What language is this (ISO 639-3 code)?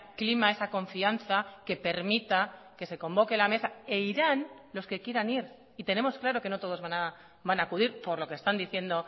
spa